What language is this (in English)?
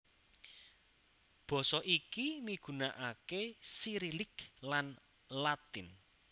Javanese